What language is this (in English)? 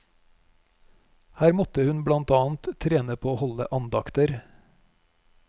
Norwegian